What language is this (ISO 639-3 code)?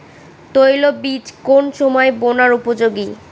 ben